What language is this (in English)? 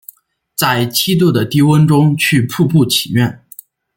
Chinese